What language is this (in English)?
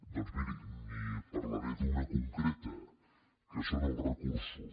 Catalan